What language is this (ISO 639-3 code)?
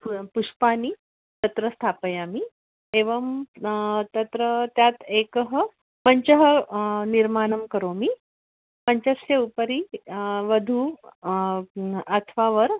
san